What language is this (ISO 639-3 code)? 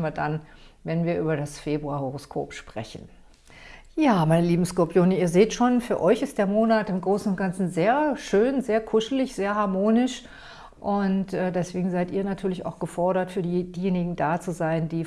deu